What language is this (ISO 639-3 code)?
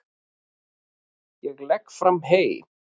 isl